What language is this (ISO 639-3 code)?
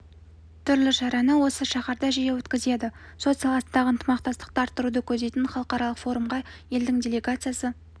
kaz